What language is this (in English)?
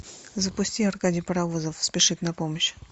Russian